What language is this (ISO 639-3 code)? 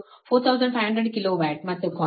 kan